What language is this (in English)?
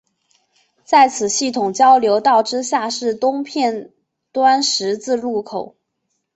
Chinese